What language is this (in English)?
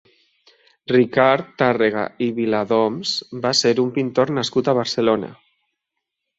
Catalan